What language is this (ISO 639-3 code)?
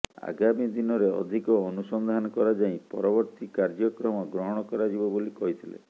ori